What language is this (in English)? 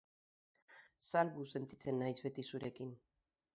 Basque